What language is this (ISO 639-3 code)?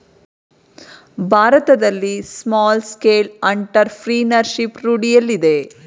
kan